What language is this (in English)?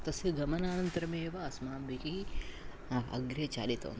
Sanskrit